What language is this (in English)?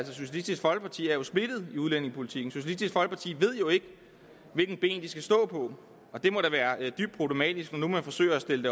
Danish